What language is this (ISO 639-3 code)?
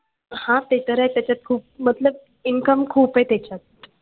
mar